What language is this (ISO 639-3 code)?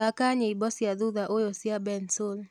kik